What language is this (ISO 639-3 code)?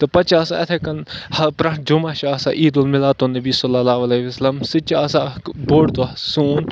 kas